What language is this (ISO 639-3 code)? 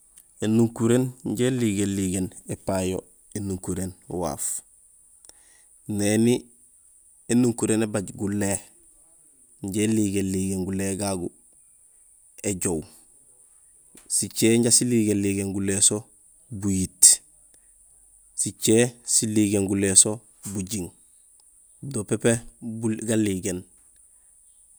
gsl